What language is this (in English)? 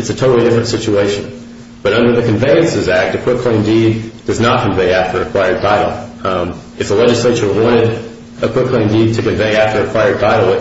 English